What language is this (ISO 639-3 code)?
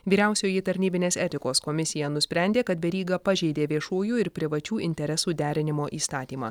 lit